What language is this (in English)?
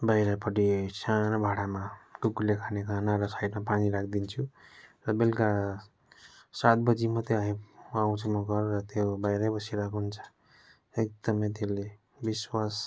Nepali